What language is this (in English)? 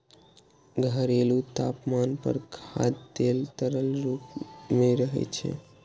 Maithili